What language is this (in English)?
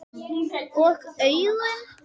Icelandic